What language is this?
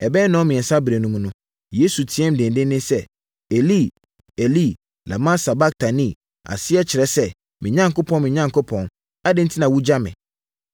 Akan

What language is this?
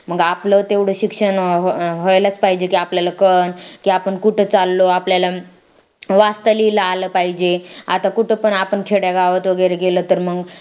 Marathi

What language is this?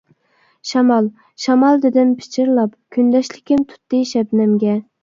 Uyghur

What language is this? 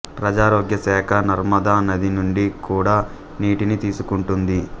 Telugu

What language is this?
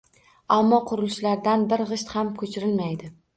Uzbek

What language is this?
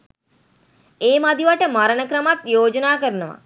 Sinhala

